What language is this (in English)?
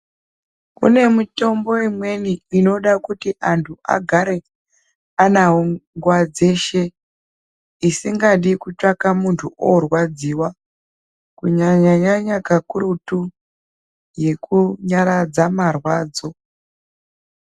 Ndau